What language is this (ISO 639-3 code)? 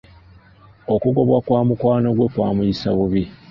lug